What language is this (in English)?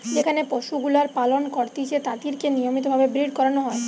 Bangla